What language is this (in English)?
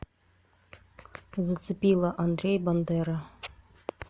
Russian